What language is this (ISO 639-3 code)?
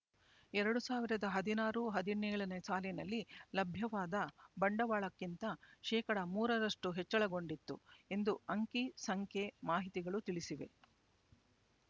kan